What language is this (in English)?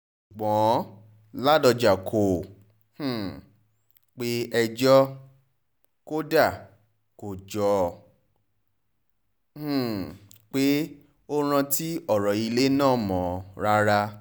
Yoruba